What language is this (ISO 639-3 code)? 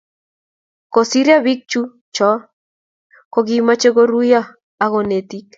kln